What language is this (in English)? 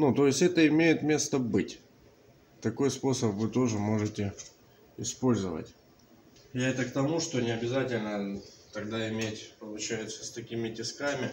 Russian